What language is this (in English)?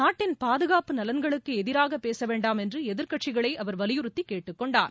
Tamil